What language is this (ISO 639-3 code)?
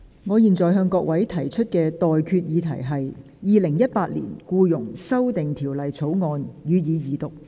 yue